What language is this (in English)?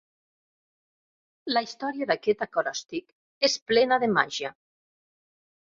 Catalan